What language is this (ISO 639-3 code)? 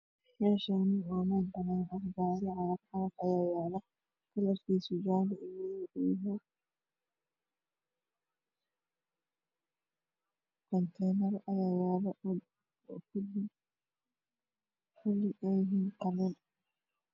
som